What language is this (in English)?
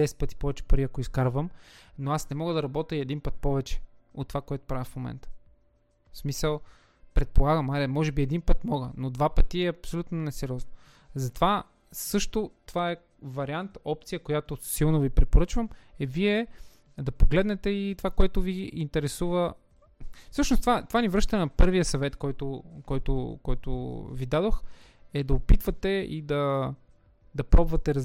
Bulgarian